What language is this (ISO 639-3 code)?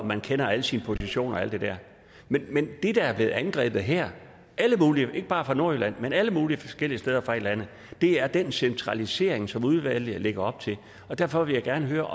dan